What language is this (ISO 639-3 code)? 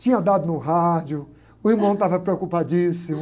por